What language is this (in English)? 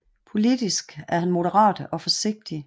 Danish